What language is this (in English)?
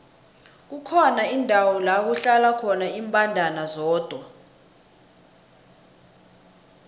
South Ndebele